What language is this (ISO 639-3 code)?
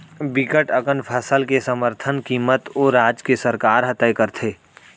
hne